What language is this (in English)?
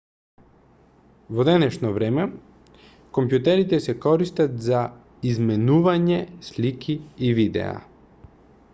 Macedonian